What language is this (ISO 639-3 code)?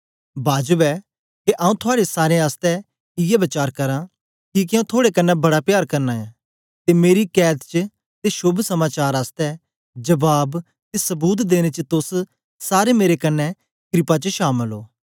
doi